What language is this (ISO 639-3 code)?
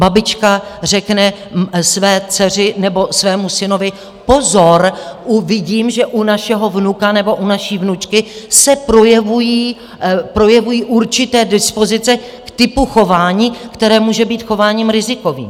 ces